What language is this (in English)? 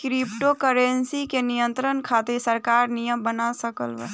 Bhojpuri